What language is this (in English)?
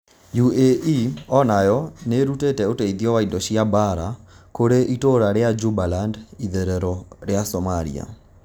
Kikuyu